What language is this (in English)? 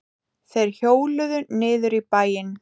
Icelandic